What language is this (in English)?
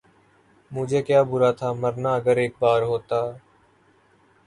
Urdu